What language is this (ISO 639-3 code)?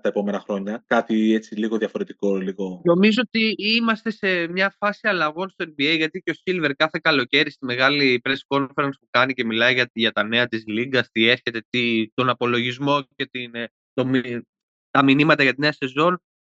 ell